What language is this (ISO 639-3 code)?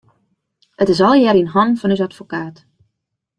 fry